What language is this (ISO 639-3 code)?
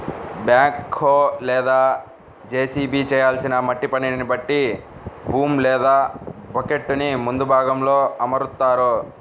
tel